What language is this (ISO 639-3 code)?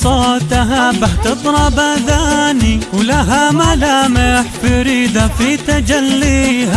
ara